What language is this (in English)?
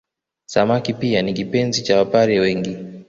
Swahili